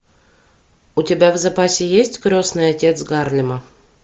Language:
Russian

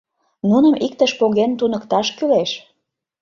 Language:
Mari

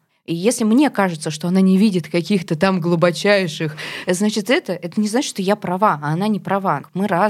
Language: Russian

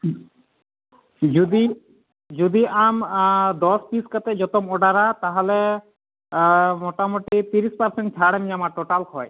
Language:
Santali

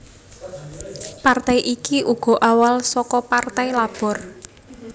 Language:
Javanese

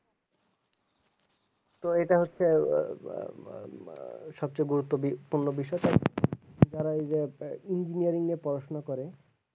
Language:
Bangla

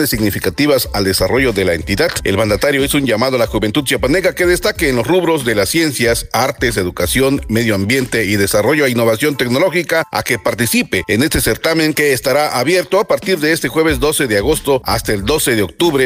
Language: Spanish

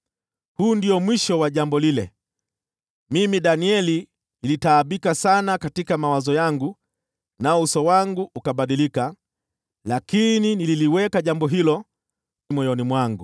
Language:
Swahili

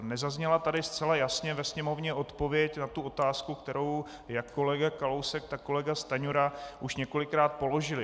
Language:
Czech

